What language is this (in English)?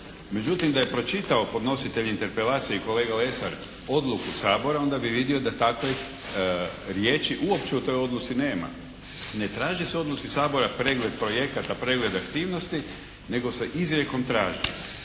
Croatian